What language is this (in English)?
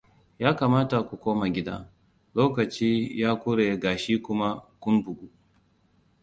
Hausa